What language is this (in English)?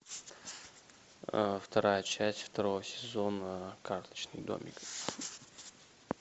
Russian